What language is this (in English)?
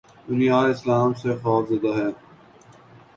Urdu